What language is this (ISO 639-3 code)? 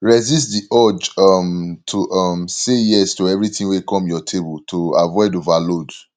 pcm